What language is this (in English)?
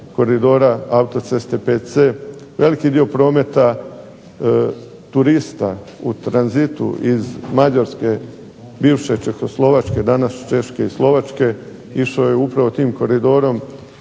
Croatian